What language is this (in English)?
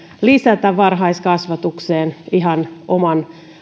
Finnish